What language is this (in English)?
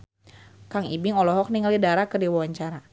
Sundanese